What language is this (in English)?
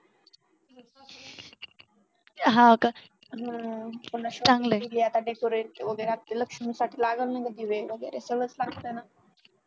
Marathi